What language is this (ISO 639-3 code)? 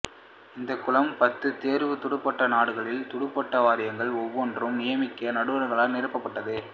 tam